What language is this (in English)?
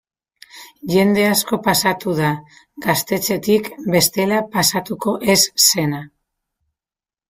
Basque